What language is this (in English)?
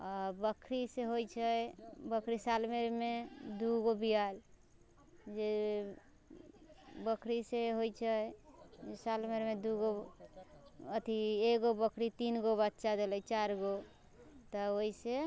Maithili